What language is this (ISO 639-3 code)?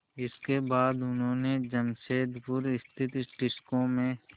hin